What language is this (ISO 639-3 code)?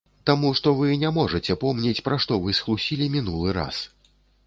bel